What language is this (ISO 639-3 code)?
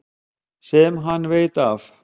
isl